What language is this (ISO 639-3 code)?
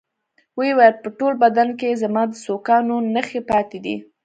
pus